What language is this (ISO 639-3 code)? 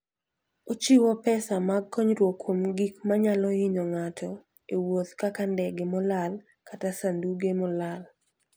luo